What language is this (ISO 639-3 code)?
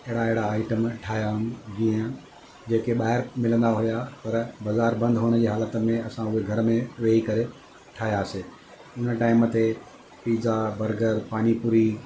snd